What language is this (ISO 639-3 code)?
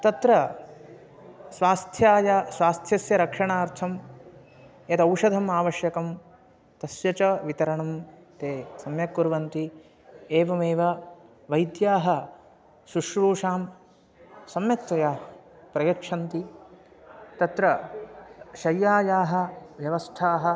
san